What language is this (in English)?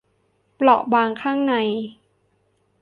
Thai